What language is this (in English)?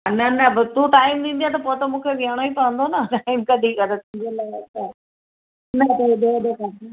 Sindhi